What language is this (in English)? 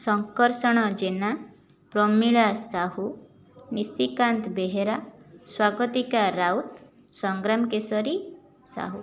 Odia